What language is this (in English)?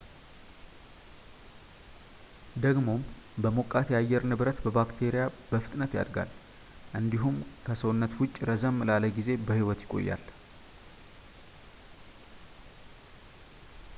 Amharic